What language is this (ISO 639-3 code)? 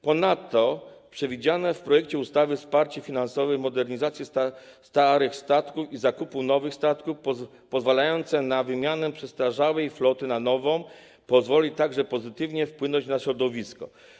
pol